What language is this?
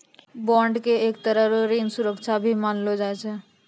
Maithili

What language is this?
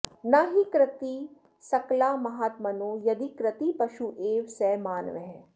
Sanskrit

